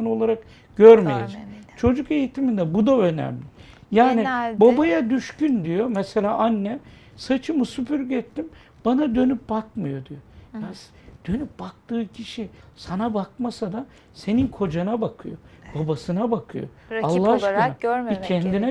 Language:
Turkish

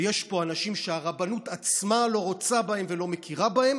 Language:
Hebrew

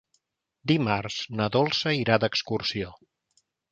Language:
Catalan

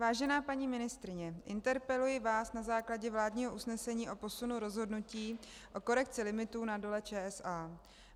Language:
Czech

